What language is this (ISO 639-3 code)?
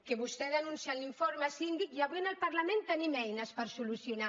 cat